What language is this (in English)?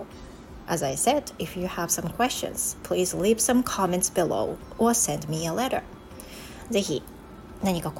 Japanese